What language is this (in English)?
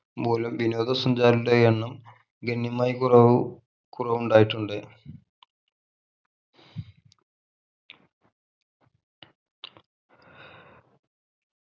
Malayalam